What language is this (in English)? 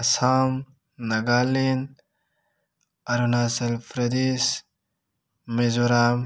Manipuri